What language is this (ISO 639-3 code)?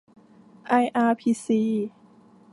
tha